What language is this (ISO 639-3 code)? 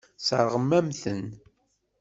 kab